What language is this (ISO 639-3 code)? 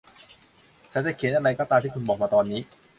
tha